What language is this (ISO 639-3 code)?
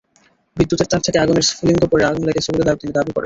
ben